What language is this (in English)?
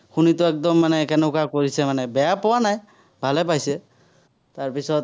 Assamese